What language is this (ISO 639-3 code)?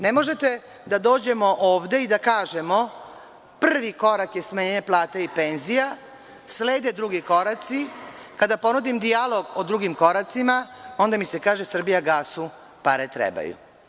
srp